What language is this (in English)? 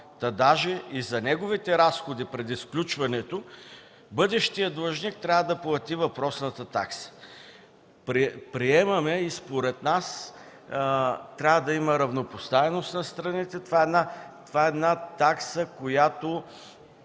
Bulgarian